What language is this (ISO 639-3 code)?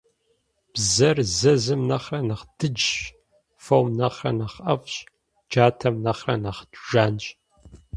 kbd